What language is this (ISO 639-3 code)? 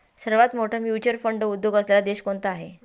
mar